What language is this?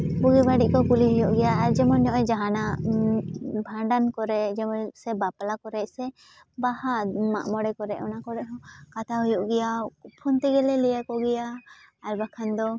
Santali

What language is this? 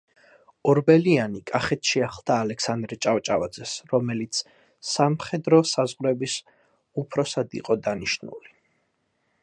Georgian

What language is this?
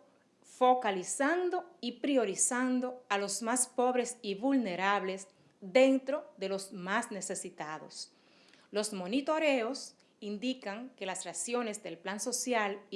Spanish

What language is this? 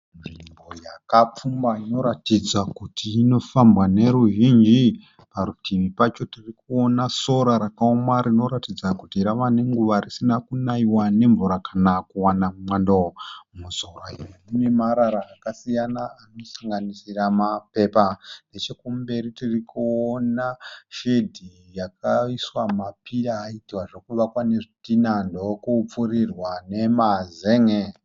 Shona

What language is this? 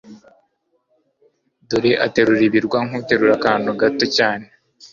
Kinyarwanda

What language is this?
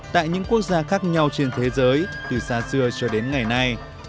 Vietnamese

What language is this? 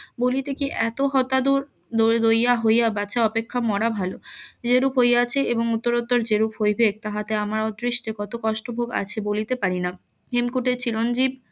Bangla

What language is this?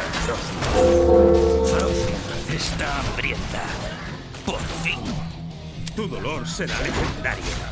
Spanish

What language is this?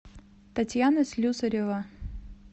Russian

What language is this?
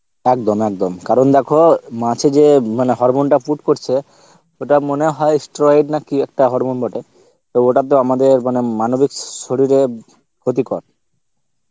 Bangla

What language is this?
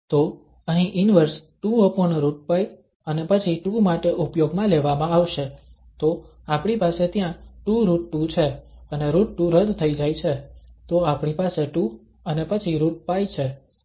Gujarati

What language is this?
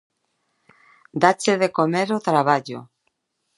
Galician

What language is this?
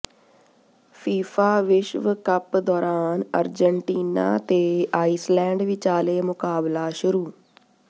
Punjabi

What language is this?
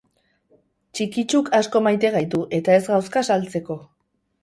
Basque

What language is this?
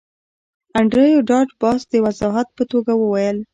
Pashto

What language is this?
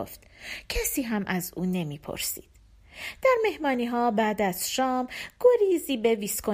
Persian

